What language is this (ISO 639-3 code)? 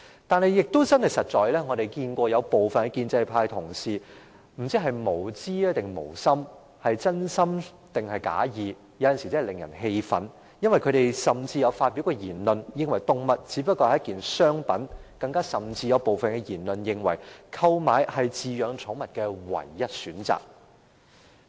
yue